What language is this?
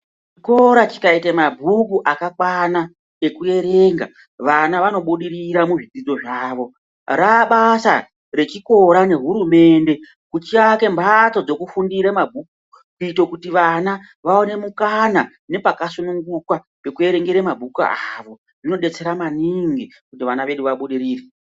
Ndau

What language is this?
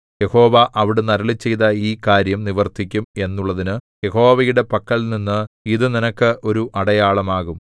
Malayalam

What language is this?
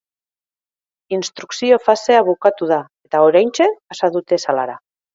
Basque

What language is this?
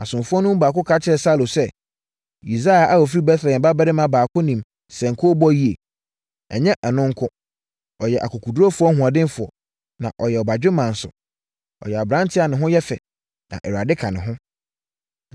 Akan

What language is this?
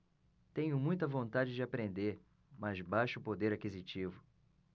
Portuguese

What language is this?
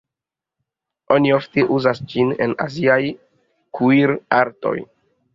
Esperanto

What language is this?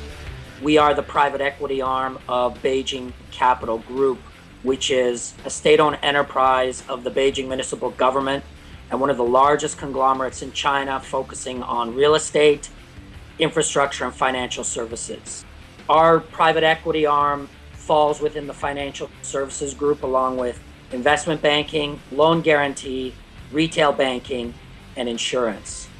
English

